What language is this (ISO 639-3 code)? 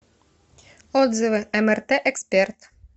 rus